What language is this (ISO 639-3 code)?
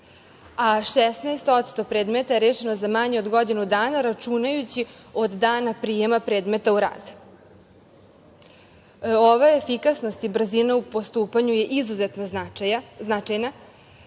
srp